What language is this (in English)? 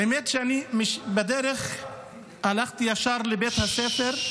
Hebrew